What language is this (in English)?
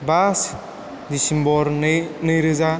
Bodo